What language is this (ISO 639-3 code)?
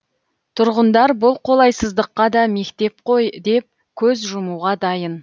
kaz